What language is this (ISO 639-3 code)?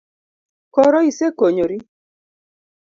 luo